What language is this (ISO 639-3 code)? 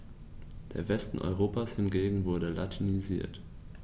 deu